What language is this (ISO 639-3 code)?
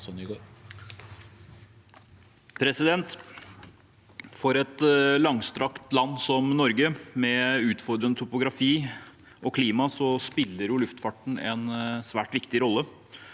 nor